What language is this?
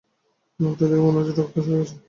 Bangla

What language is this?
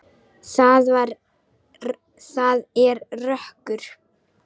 Icelandic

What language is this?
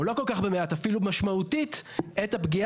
Hebrew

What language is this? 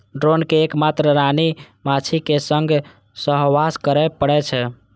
Maithili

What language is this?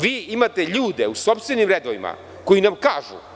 Serbian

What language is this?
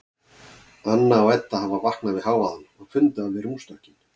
Icelandic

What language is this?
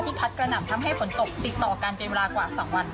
Thai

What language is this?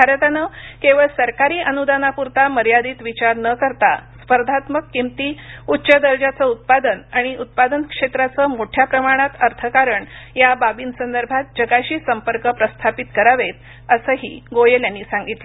Marathi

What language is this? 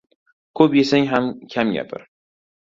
Uzbek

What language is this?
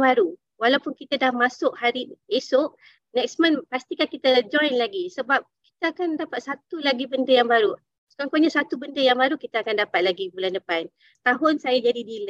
Malay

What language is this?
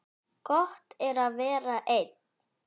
Icelandic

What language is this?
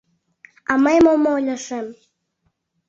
Mari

